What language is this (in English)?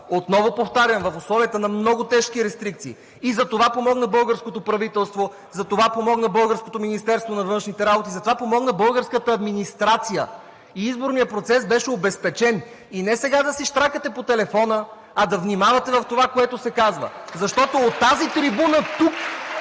Bulgarian